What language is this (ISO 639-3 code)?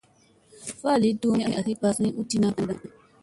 mse